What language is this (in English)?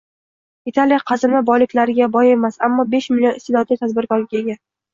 Uzbek